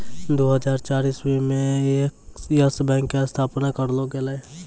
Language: Maithili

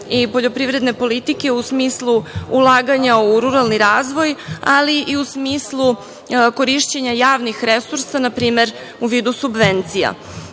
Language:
Serbian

